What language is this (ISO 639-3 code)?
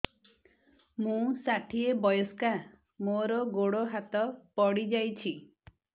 ori